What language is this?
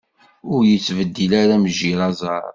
Kabyle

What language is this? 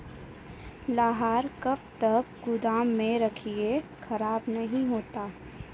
Maithili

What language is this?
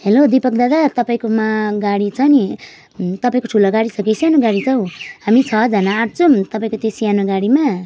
Nepali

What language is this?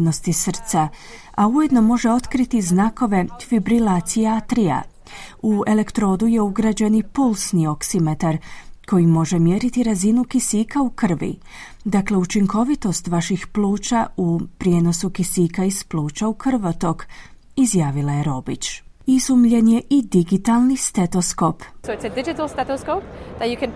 Croatian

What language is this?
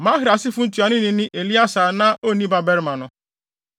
Akan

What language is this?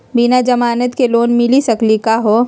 Magahi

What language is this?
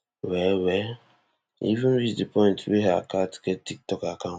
Nigerian Pidgin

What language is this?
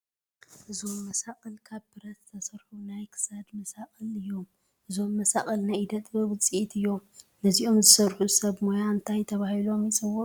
Tigrinya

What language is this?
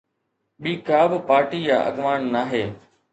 Sindhi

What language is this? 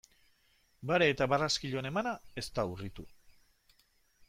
Basque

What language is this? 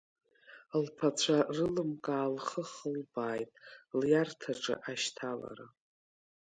Abkhazian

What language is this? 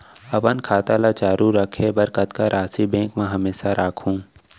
Chhattisgarhi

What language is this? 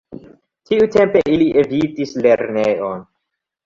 Esperanto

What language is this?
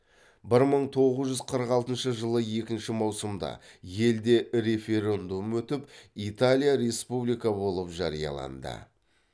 Kazakh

